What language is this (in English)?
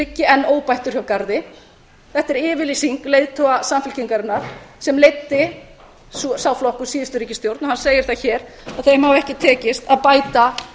Icelandic